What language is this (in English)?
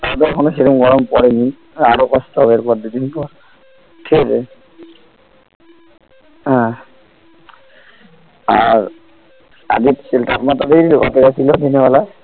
Bangla